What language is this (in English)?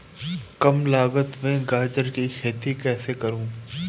Hindi